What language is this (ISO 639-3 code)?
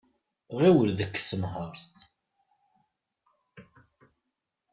kab